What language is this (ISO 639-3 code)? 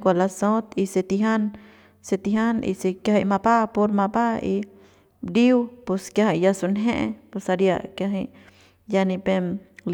pbs